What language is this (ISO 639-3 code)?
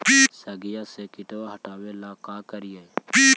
mag